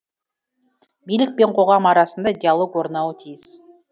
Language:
Kazakh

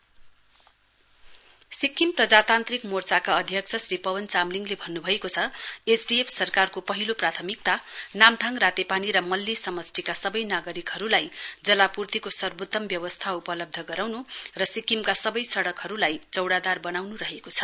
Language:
Nepali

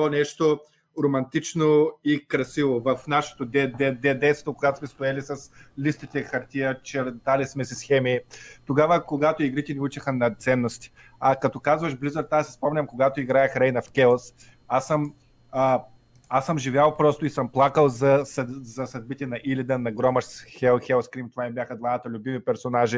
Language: Bulgarian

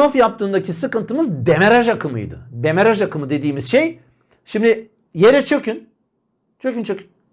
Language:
Turkish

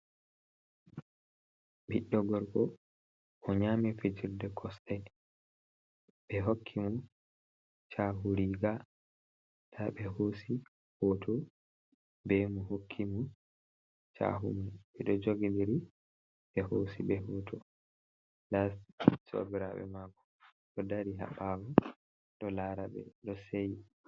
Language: Fula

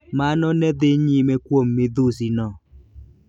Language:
Luo (Kenya and Tanzania)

